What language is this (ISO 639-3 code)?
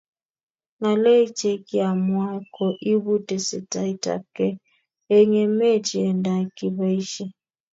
kln